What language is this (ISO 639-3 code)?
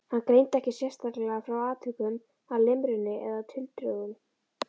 isl